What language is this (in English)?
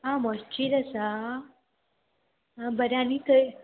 Konkani